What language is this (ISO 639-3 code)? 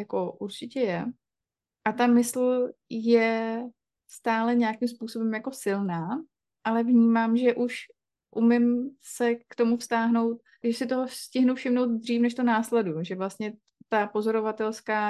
ces